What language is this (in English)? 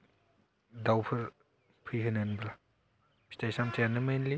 Bodo